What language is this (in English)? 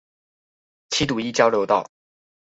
Chinese